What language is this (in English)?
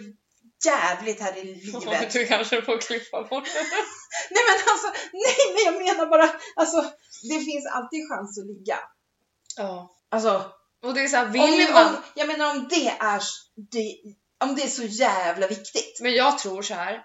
Swedish